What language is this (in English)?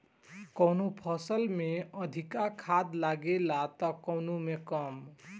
Bhojpuri